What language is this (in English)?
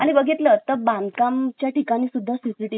Marathi